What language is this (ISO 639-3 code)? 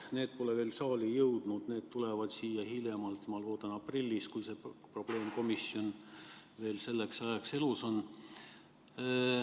est